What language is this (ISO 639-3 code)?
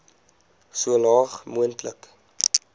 afr